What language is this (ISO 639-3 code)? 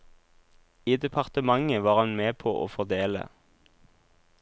nor